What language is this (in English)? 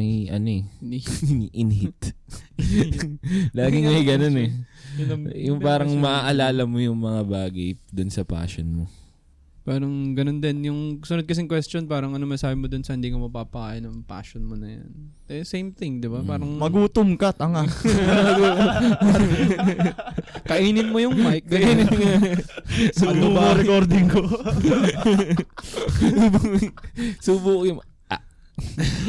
Filipino